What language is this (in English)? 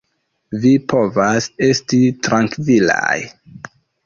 Esperanto